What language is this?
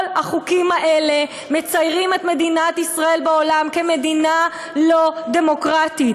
Hebrew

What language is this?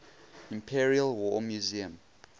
English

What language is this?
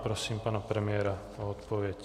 Czech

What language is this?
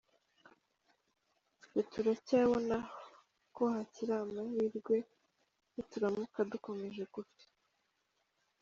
Kinyarwanda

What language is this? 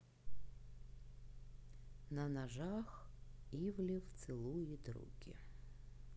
Russian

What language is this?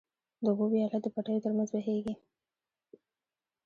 Pashto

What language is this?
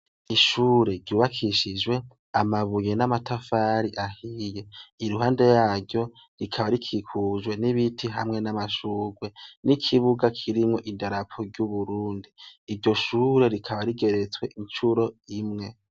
Rundi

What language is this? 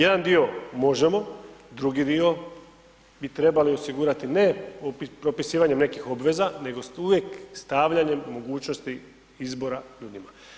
Croatian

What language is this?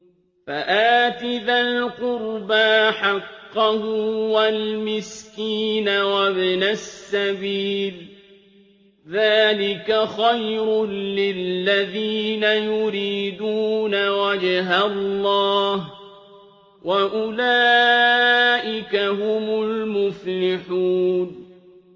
Arabic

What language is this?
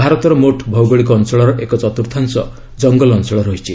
Odia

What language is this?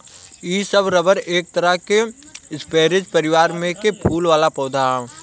Bhojpuri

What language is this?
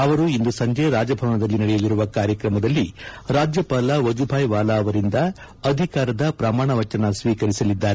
Kannada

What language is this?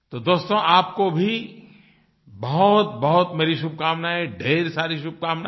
Hindi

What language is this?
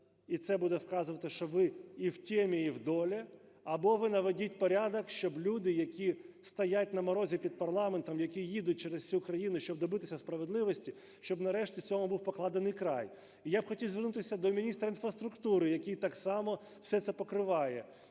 Ukrainian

